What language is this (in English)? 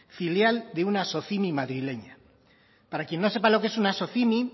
Spanish